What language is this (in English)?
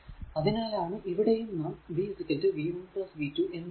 Malayalam